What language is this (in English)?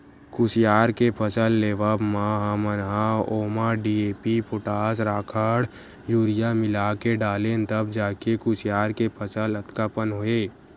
Chhattisgarhi